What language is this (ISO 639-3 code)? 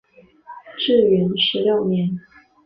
zho